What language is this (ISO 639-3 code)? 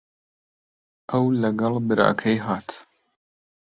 ckb